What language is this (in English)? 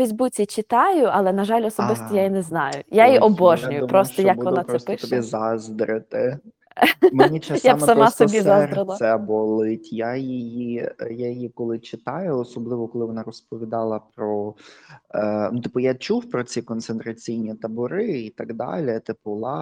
Ukrainian